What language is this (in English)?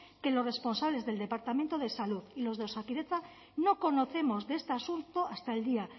Spanish